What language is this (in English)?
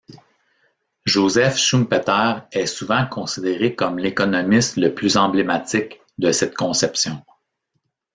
French